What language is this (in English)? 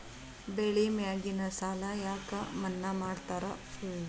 Kannada